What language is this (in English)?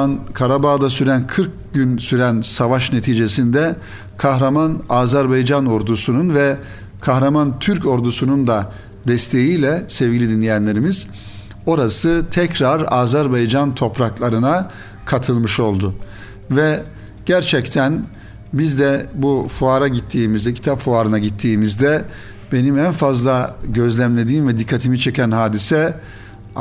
Turkish